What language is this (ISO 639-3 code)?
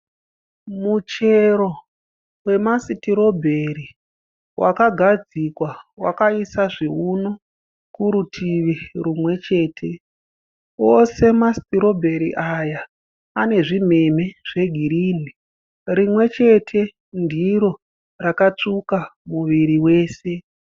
sna